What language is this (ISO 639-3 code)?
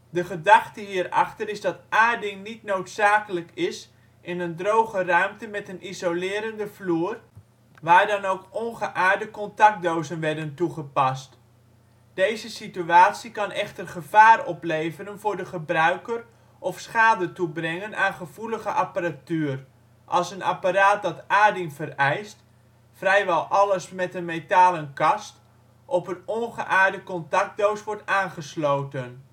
nld